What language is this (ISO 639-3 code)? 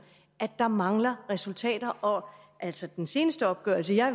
dan